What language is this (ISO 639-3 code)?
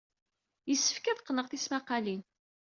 kab